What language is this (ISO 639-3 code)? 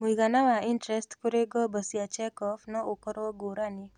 kik